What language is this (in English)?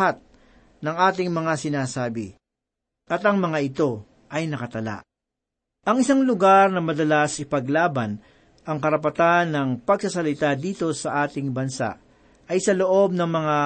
Filipino